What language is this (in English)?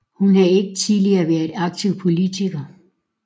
Danish